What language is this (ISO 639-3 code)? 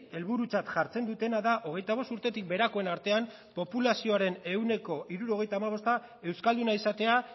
eus